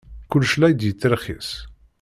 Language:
Kabyle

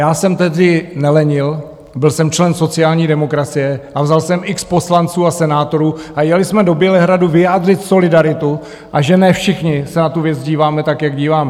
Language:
Czech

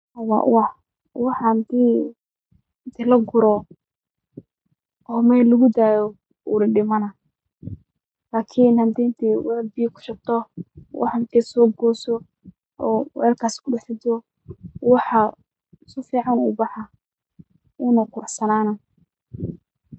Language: Somali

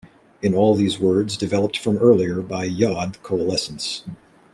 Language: English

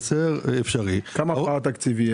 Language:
Hebrew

